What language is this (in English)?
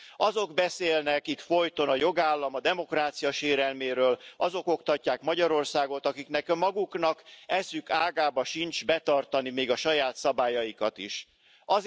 Hungarian